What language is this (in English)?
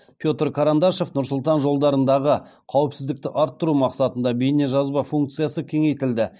Kazakh